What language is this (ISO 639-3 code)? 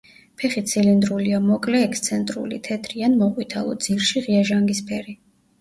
kat